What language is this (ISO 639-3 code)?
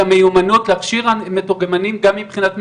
heb